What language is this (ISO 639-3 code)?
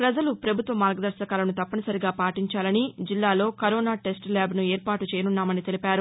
tel